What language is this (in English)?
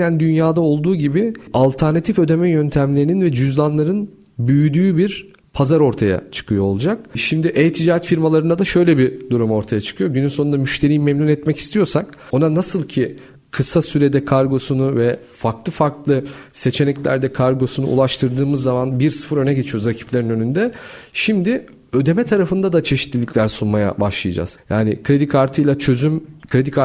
Turkish